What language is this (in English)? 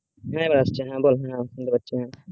Bangla